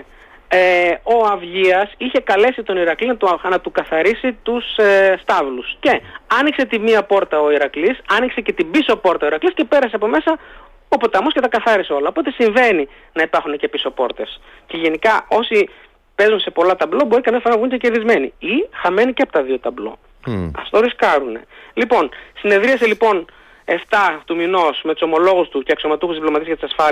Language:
Greek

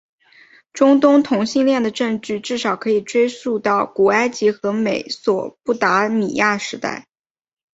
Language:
Chinese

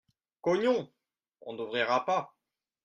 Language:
French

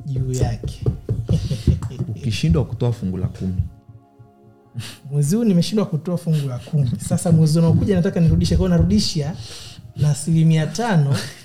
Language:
Swahili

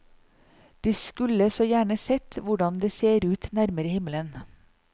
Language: Norwegian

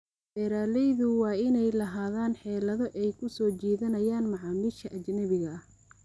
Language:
Somali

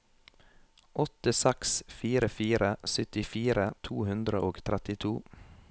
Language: Norwegian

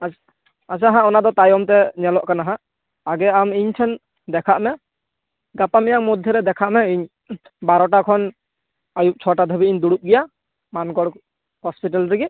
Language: Santali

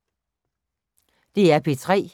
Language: Danish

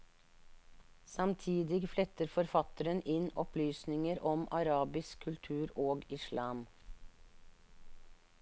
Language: Norwegian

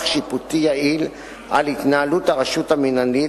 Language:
Hebrew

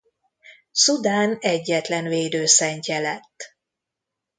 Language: Hungarian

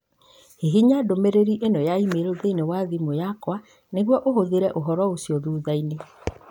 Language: Kikuyu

